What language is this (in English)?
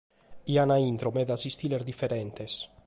Sardinian